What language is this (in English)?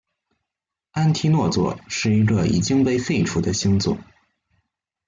Chinese